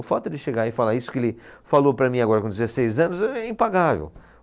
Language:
Portuguese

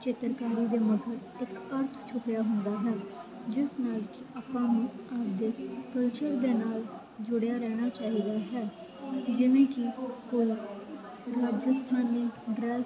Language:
Punjabi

